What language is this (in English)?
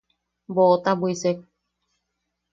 Yaqui